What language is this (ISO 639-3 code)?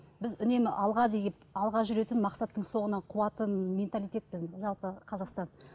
kaz